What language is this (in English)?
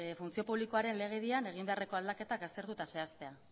Basque